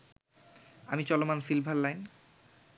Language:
Bangla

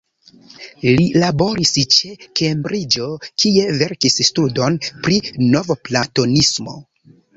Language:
Esperanto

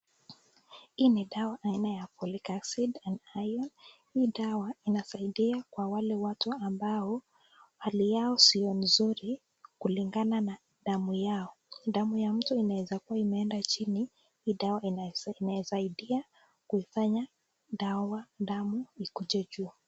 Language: Swahili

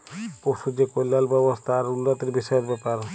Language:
Bangla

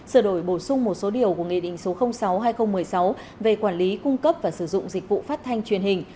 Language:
Vietnamese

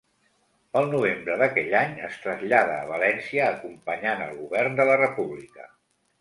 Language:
Catalan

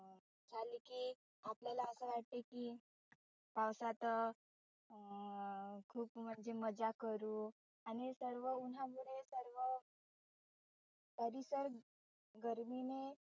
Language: Marathi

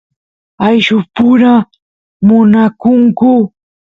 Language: Santiago del Estero Quichua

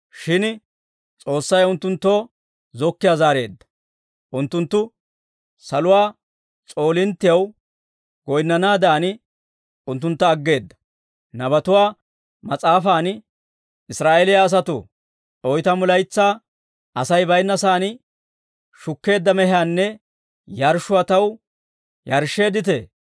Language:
Dawro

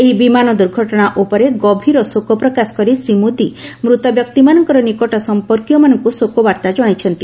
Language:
Odia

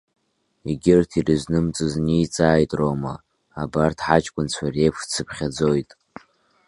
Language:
Abkhazian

